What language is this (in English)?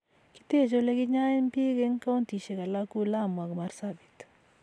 Kalenjin